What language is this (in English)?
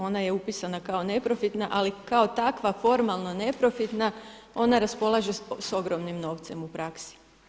Croatian